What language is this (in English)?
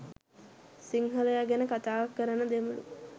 Sinhala